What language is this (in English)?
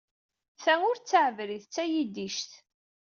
Kabyle